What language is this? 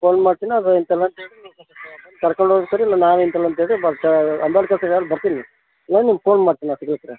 Kannada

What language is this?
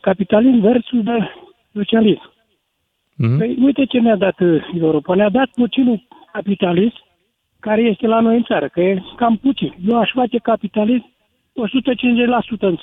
Romanian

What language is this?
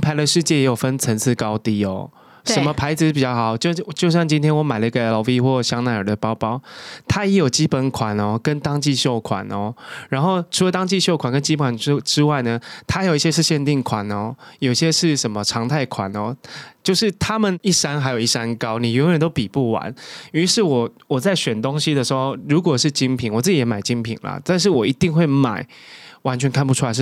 Chinese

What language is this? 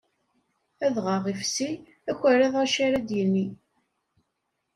Kabyle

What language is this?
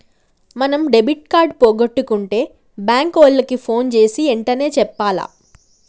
Telugu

